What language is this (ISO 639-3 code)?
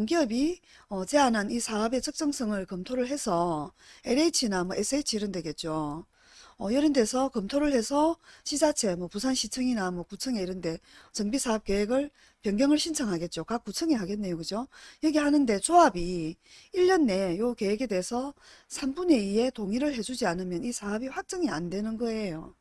kor